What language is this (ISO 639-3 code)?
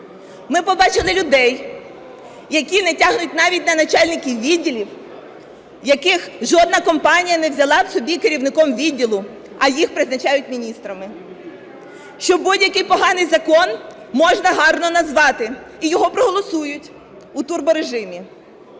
ukr